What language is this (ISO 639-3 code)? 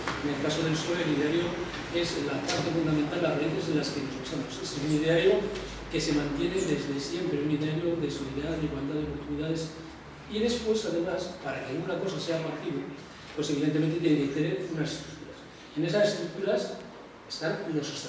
spa